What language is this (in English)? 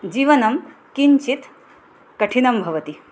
Sanskrit